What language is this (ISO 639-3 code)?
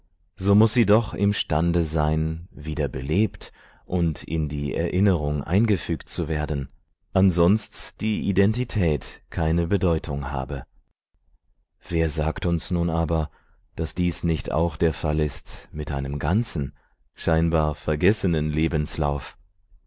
deu